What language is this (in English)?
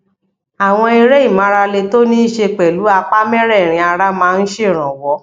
Yoruba